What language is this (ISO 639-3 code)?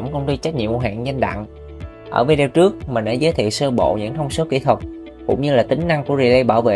vie